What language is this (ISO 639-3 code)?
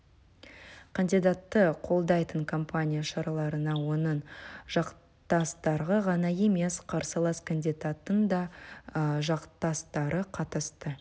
kaz